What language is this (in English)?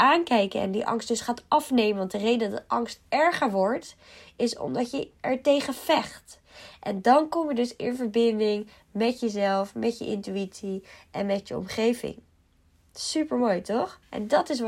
Dutch